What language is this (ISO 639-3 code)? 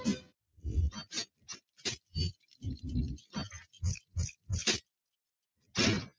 mar